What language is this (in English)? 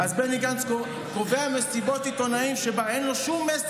Hebrew